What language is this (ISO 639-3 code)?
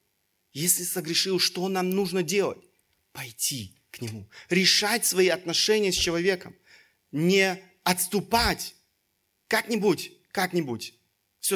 rus